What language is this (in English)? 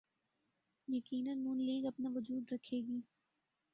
Urdu